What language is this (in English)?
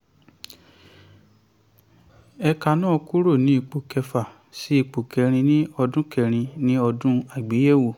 Yoruba